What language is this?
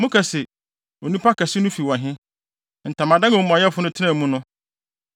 Akan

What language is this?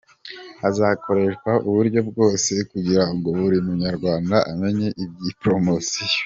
Kinyarwanda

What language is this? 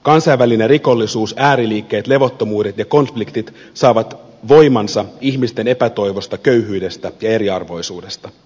Finnish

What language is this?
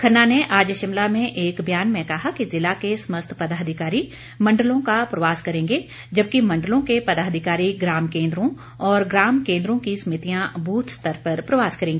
Hindi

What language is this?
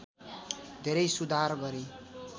Nepali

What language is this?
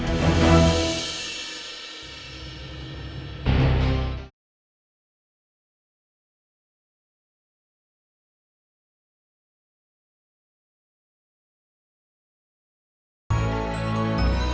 Indonesian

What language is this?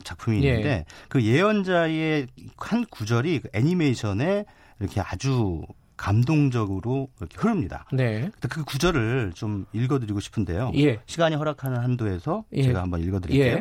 Korean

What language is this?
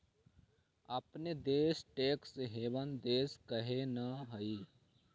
Magahi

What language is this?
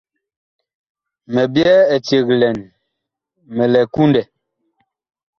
Bakoko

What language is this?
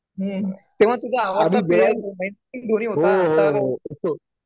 Marathi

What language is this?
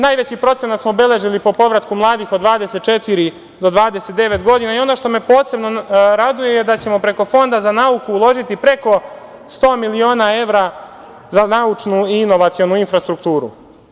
Serbian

